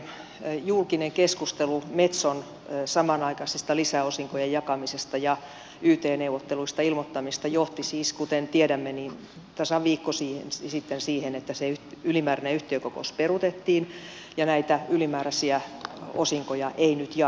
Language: Finnish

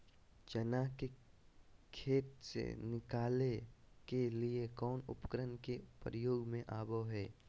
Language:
Magahi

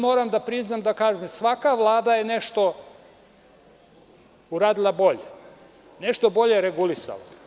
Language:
Serbian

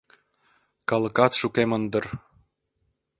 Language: Mari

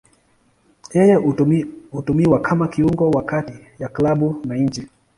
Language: Swahili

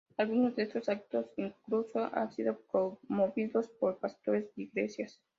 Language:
Spanish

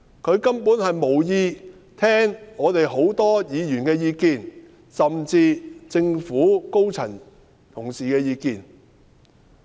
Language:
Cantonese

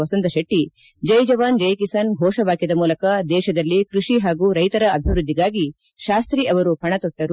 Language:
Kannada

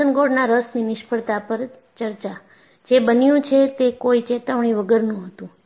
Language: Gujarati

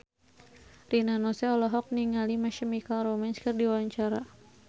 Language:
Sundanese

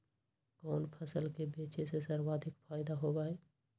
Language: Magahi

